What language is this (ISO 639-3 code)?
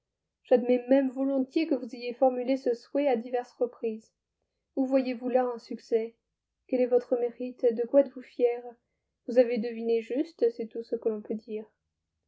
fra